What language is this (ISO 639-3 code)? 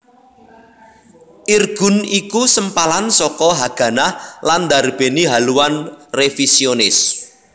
jav